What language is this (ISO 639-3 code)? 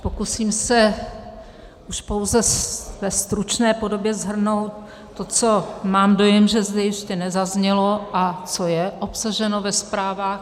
ces